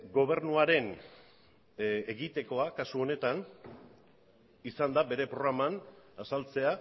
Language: Basque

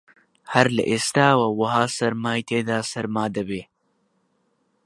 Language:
Central Kurdish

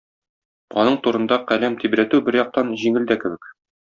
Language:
Tatar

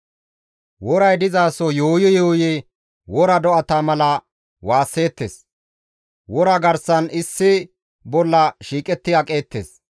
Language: Gamo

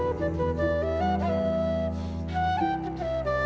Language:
Indonesian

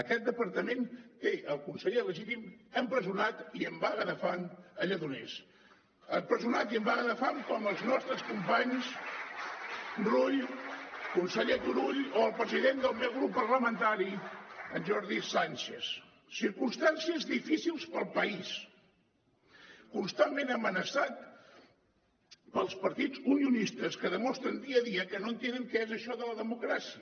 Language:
Catalan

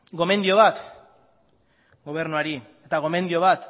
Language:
Basque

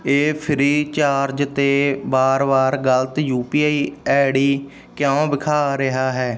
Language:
Punjabi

